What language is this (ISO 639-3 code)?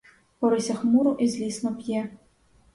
ukr